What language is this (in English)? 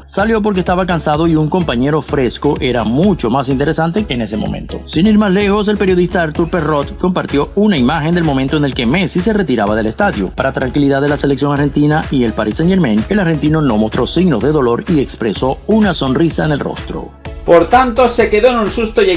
Spanish